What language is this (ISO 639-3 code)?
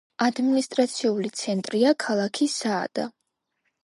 kat